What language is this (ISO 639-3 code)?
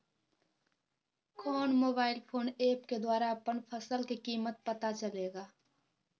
mag